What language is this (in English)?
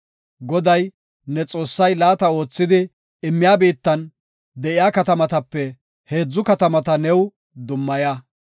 Gofa